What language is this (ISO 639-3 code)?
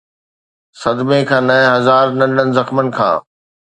snd